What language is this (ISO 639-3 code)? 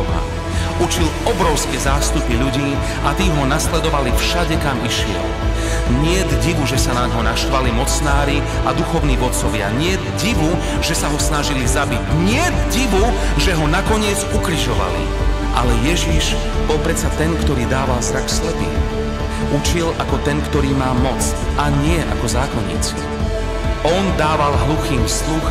slk